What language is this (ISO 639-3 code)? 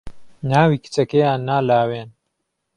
ckb